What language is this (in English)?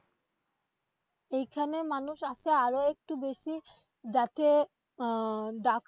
Bangla